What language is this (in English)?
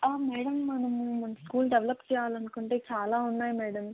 Telugu